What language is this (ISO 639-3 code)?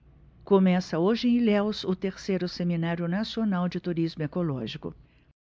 por